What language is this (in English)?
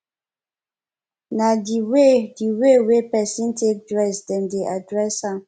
Nigerian Pidgin